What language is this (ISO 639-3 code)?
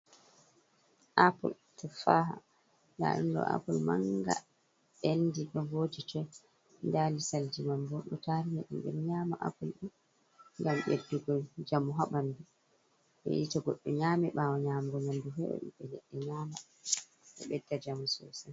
ful